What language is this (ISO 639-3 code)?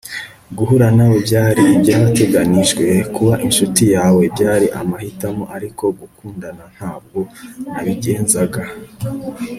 kin